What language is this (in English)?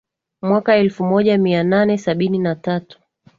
Swahili